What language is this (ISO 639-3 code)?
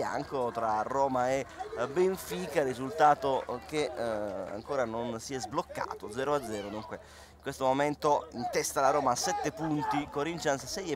ita